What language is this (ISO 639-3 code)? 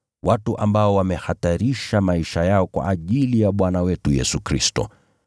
swa